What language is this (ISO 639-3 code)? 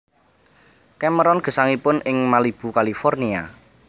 jav